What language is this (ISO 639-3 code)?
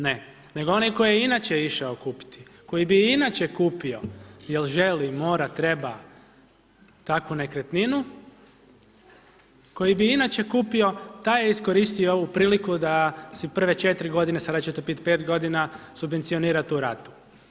hrv